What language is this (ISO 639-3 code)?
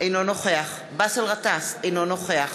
heb